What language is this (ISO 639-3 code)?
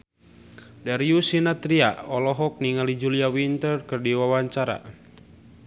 sun